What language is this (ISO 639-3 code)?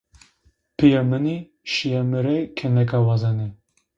zza